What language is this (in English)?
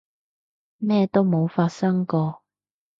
Cantonese